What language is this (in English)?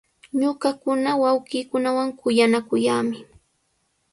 Sihuas Ancash Quechua